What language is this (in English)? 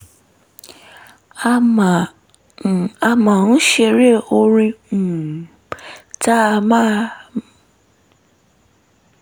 Yoruba